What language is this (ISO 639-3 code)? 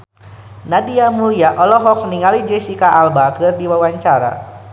sun